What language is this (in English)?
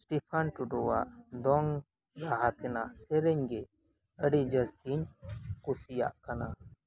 Santali